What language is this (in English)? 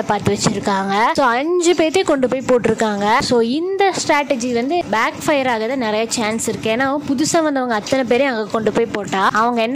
Indonesian